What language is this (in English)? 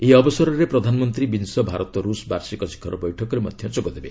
Odia